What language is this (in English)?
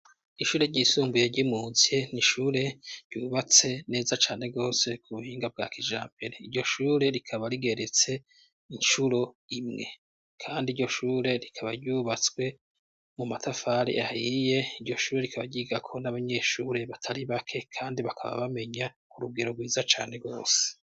Rundi